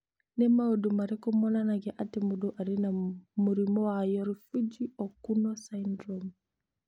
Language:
Kikuyu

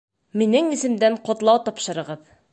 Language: Bashkir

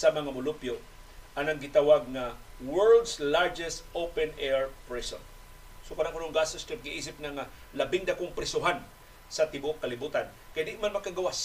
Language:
Filipino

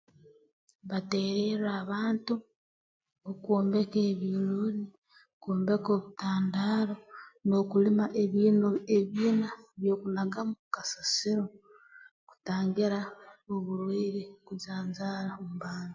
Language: Tooro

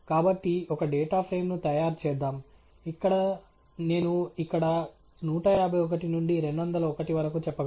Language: Telugu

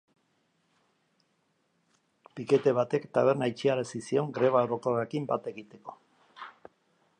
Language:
Basque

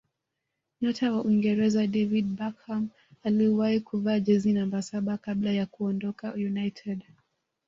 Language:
Swahili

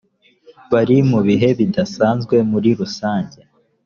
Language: Kinyarwanda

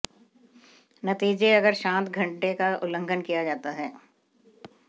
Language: Hindi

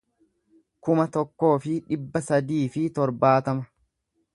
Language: Oromo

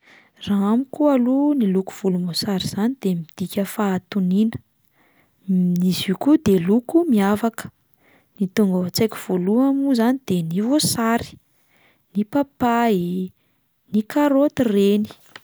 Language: Malagasy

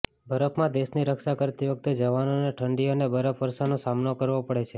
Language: Gujarati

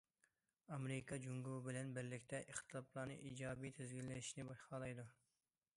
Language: Uyghur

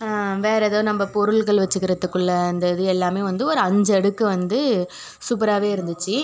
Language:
Tamil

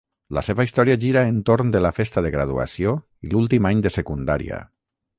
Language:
Catalan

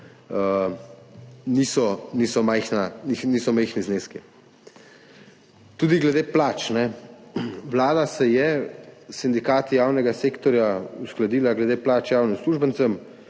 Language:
Slovenian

